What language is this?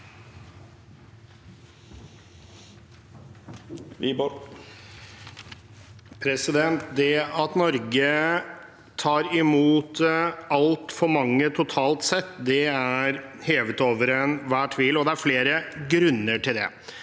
Norwegian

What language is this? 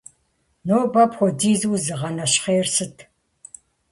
Kabardian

